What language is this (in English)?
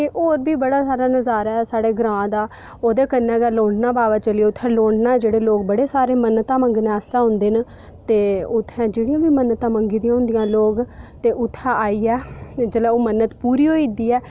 Dogri